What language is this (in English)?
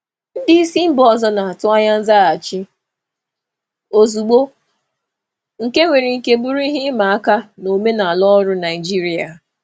Igbo